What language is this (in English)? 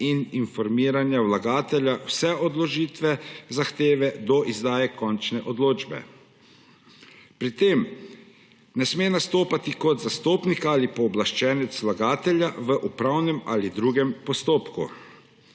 Slovenian